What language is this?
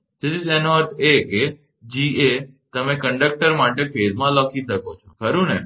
Gujarati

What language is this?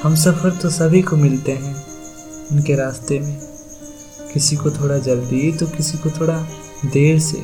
Hindi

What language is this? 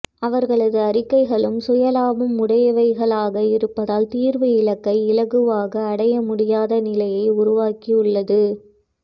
Tamil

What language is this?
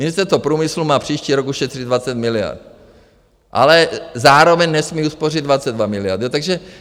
Czech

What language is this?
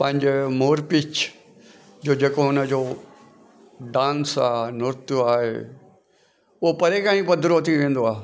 Sindhi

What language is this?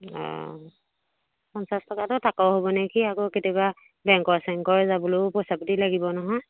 Assamese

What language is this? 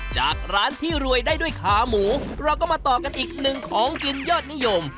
Thai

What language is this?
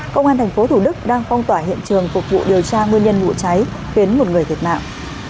Vietnamese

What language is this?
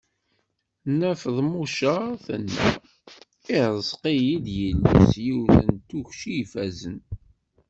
Kabyle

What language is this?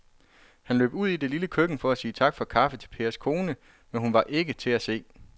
Danish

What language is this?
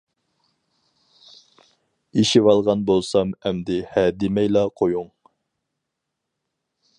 Uyghur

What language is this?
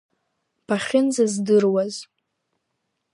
Abkhazian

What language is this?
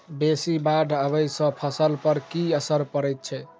Maithili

